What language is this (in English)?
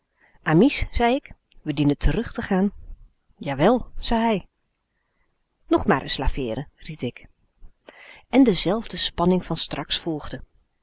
Dutch